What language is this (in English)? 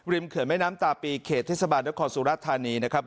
Thai